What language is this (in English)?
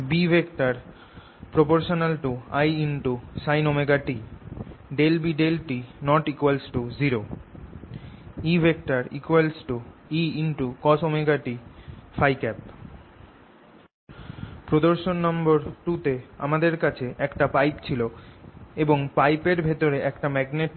Bangla